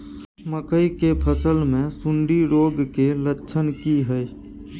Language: Maithili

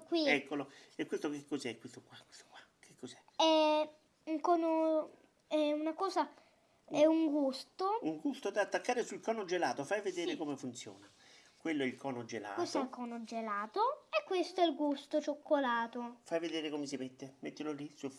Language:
Italian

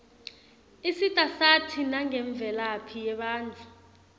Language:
Swati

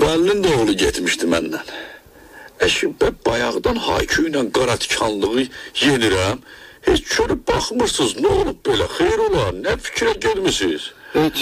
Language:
Turkish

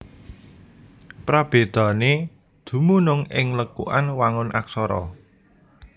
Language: Javanese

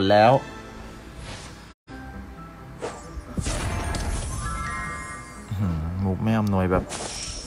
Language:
Thai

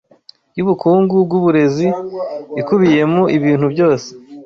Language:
Kinyarwanda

